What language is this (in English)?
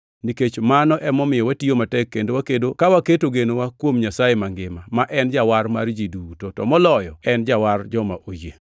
Luo (Kenya and Tanzania)